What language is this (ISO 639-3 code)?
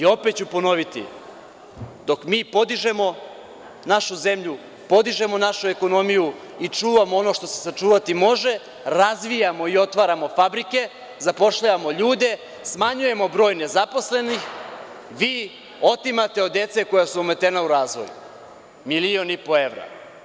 srp